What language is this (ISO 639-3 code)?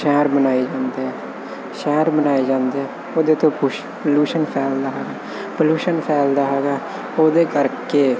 pan